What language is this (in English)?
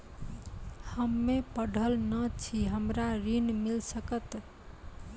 Maithili